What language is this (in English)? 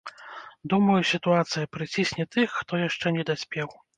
Belarusian